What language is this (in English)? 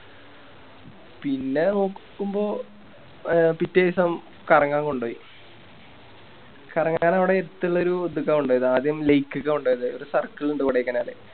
Malayalam